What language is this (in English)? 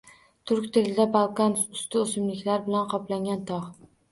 Uzbek